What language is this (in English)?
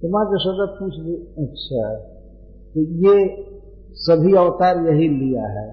Hindi